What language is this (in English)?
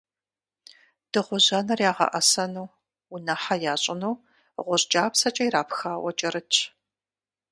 Kabardian